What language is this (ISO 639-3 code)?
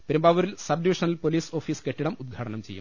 mal